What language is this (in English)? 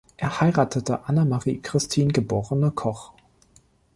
German